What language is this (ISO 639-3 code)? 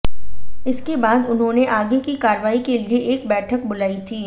hin